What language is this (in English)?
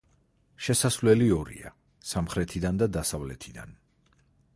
Georgian